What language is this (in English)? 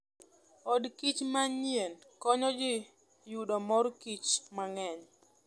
Luo (Kenya and Tanzania)